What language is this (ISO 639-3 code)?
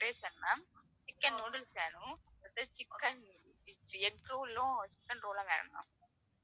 tam